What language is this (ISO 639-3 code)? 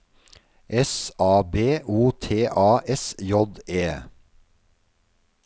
nor